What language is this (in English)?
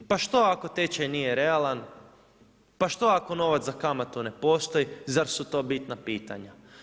Croatian